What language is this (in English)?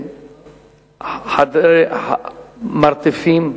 Hebrew